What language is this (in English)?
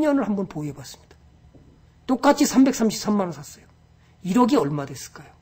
Korean